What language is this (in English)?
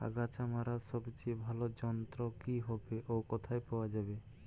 Bangla